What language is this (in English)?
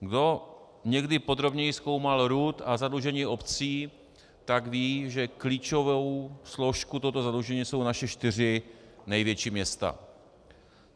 Czech